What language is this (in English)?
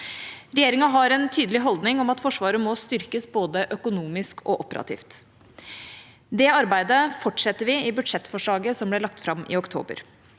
Norwegian